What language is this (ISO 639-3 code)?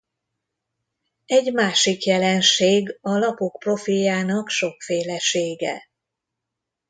hun